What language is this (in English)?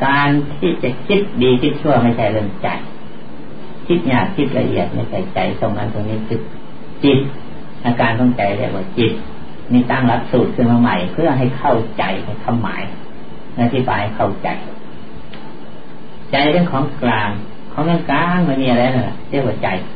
Thai